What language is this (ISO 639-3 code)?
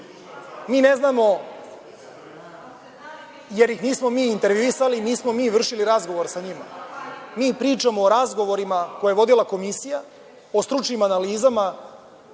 srp